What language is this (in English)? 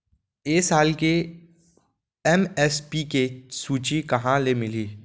Chhattisgarhi